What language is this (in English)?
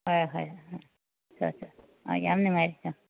Manipuri